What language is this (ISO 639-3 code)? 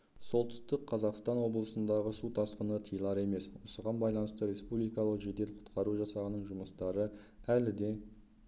kaz